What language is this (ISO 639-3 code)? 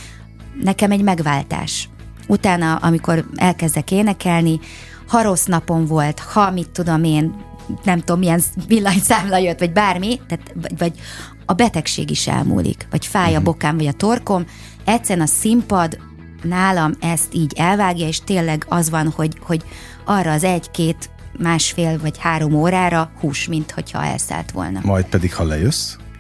hun